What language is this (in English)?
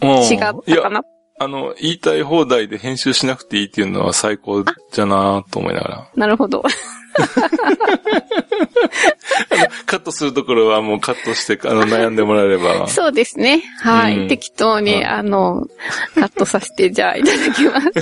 Japanese